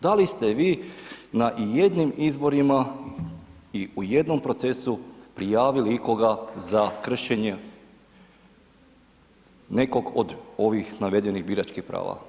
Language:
Croatian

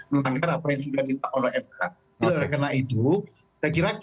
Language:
Indonesian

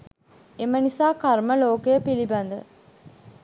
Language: Sinhala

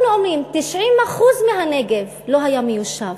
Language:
Hebrew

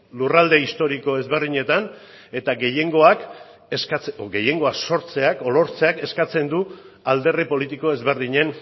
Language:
Basque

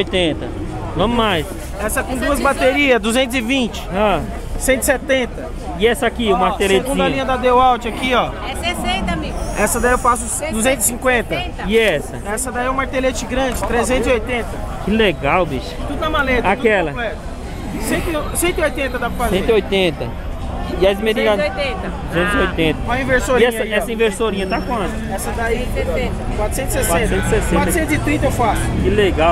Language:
Portuguese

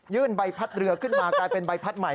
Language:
Thai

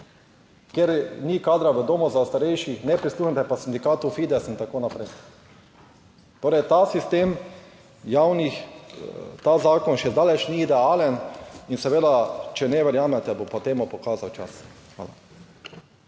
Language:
Slovenian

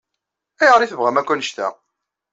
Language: Kabyle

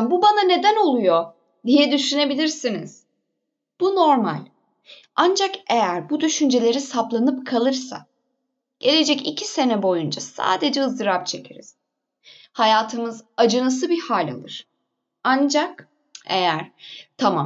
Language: Turkish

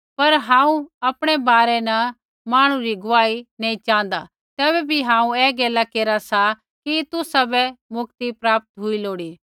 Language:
Kullu Pahari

